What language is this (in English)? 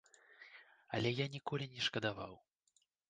Belarusian